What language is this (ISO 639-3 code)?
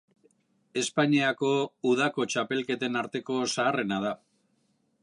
eus